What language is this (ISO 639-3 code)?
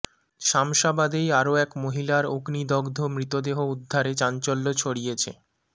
ben